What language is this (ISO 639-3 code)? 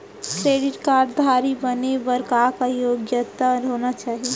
hne